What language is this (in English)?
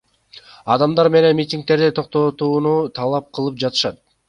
Kyrgyz